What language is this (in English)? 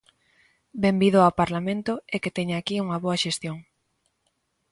Galician